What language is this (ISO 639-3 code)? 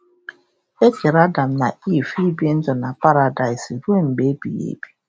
ibo